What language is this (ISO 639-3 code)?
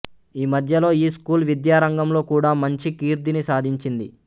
tel